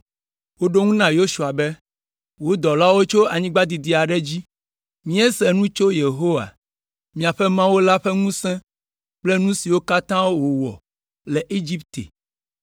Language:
Ewe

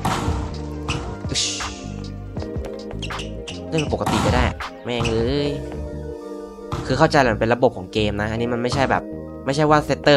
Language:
Thai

